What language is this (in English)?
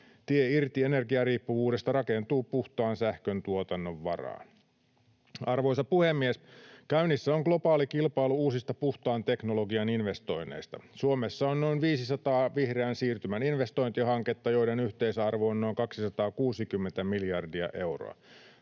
Finnish